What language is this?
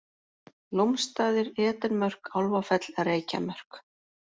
Icelandic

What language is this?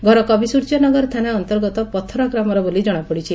Odia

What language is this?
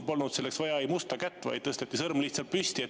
Estonian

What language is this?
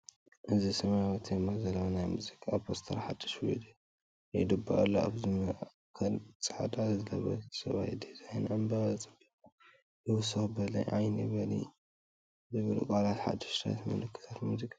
Tigrinya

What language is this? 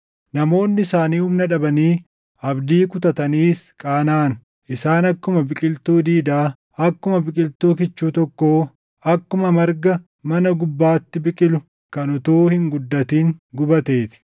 Oromo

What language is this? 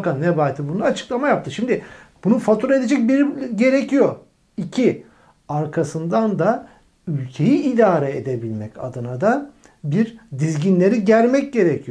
Turkish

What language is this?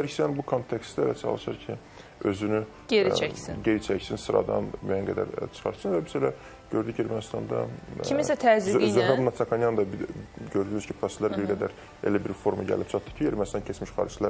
Turkish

